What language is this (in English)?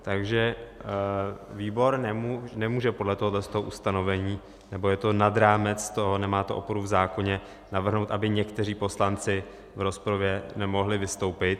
Czech